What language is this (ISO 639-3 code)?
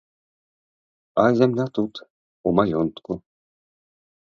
bel